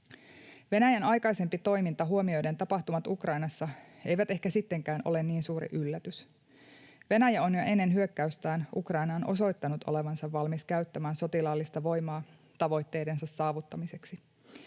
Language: Finnish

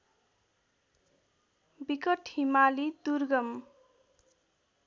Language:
Nepali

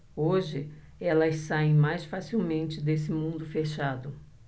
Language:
Portuguese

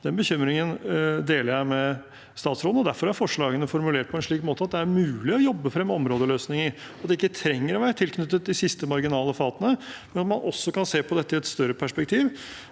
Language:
Norwegian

